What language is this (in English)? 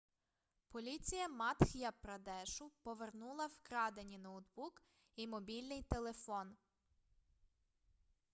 Ukrainian